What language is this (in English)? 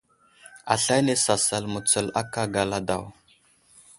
Wuzlam